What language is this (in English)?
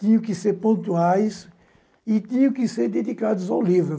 Portuguese